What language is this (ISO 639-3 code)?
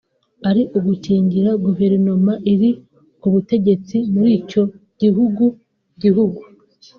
kin